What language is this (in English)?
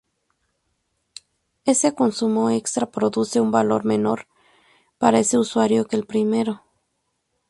Spanish